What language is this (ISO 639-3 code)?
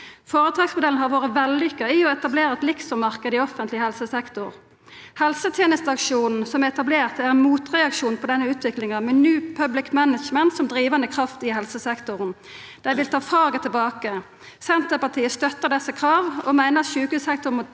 nor